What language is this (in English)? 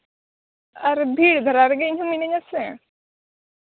Santali